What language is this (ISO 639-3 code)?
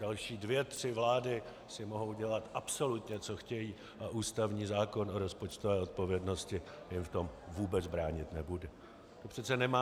ces